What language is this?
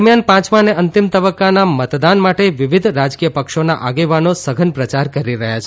Gujarati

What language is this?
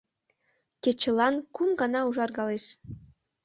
Mari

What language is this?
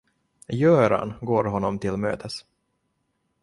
Swedish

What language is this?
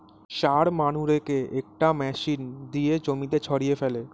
Bangla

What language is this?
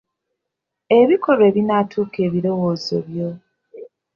Ganda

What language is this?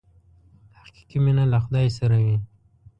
Pashto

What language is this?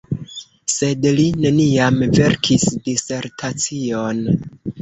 Esperanto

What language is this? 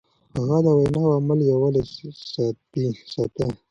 Pashto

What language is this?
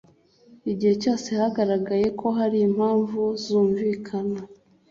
Kinyarwanda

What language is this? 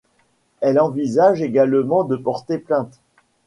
French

